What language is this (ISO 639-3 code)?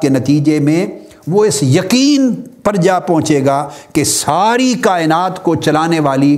urd